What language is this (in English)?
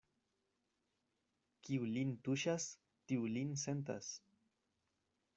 Esperanto